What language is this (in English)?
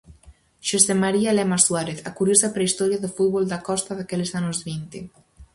Galician